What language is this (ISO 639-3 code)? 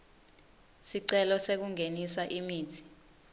ssw